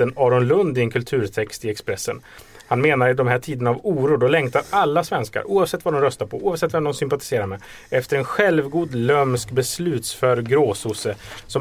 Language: Swedish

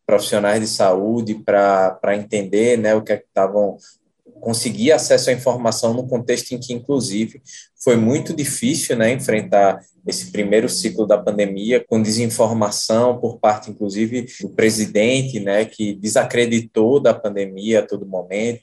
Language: Portuguese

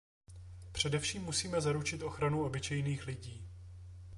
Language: Czech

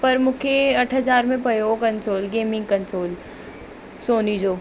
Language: Sindhi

